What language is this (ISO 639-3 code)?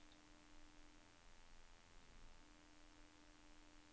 nor